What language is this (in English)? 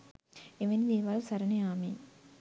Sinhala